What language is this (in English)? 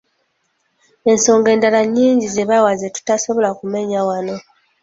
Ganda